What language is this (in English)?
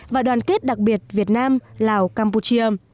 Vietnamese